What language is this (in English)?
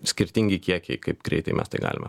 Lithuanian